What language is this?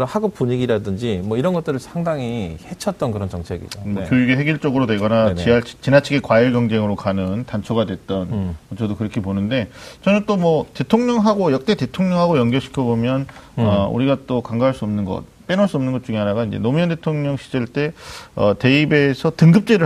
Korean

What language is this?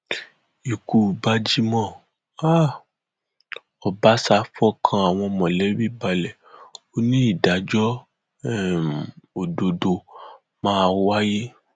Yoruba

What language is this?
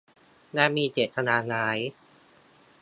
Thai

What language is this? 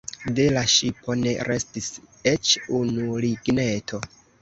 Esperanto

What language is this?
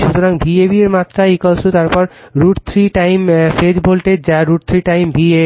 Bangla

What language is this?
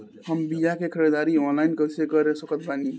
Bhojpuri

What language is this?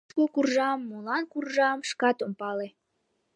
Mari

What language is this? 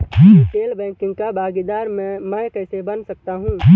Hindi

